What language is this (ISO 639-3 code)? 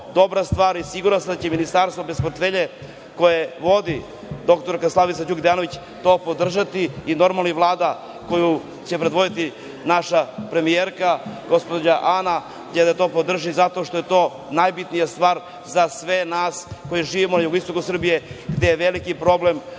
srp